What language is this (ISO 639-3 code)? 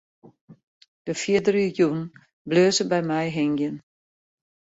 fry